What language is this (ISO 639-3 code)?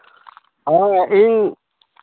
sat